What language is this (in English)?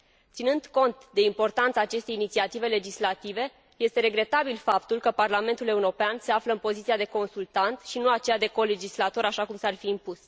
Romanian